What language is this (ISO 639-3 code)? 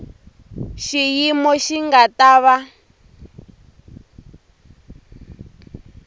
tso